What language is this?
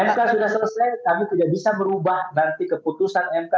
Indonesian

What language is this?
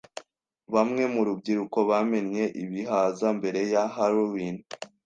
Kinyarwanda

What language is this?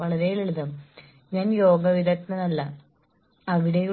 Malayalam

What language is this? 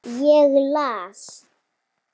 Icelandic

